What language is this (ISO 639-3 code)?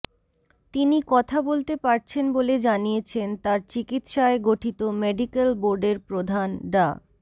ben